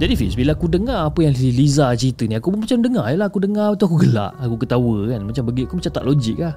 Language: Malay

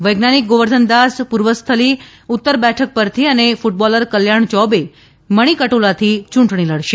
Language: Gujarati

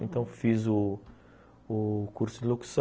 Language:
Portuguese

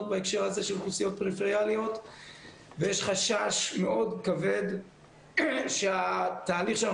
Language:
Hebrew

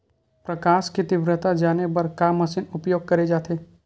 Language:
Chhattisgarhi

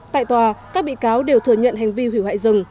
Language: Vietnamese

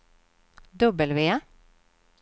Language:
Swedish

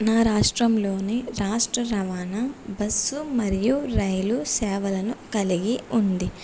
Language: Telugu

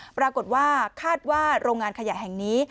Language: Thai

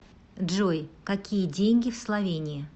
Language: Russian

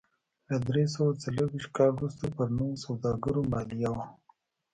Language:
Pashto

